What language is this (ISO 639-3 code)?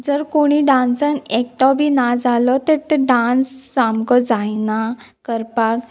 kok